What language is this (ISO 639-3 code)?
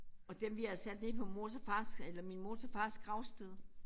dan